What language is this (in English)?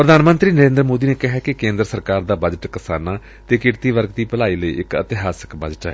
Punjabi